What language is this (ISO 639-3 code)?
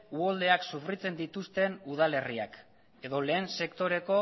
eus